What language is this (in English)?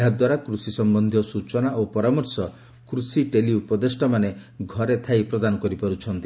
Odia